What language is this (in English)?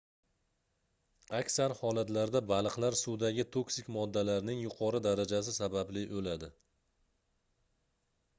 Uzbek